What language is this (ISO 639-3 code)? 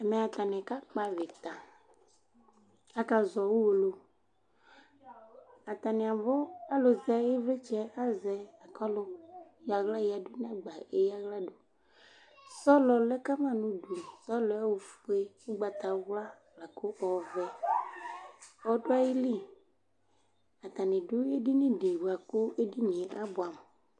kpo